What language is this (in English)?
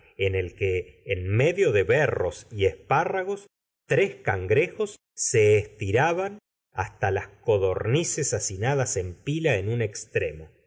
Spanish